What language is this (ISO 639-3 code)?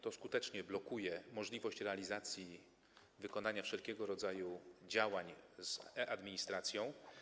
pol